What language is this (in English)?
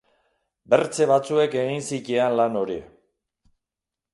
Basque